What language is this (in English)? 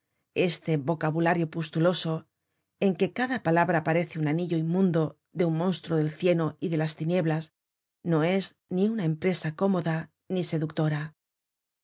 Spanish